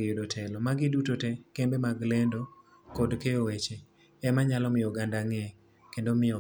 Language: Luo (Kenya and Tanzania)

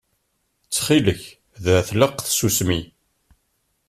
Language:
Kabyle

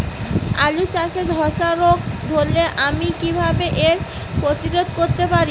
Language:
Bangla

